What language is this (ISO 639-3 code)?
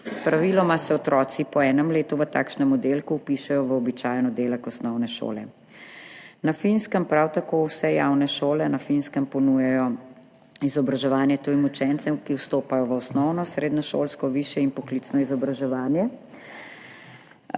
slv